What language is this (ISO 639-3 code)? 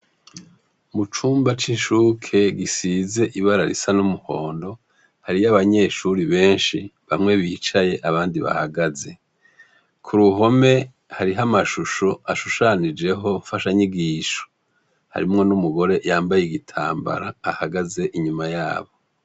run